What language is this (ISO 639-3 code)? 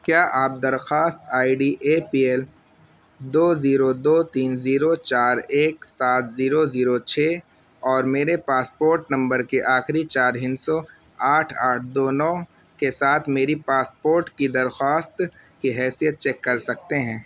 urd